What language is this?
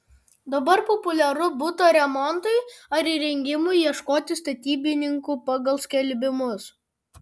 Lithuanian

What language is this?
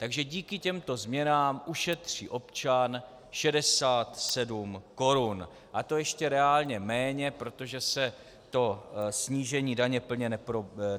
Czech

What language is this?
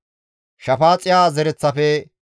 Gamo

